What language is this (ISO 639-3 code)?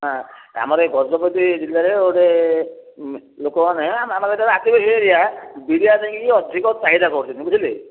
ori